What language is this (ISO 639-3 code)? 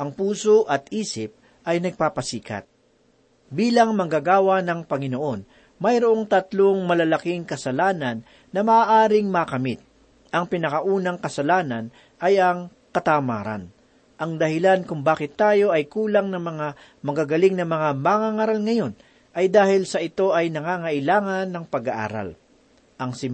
fil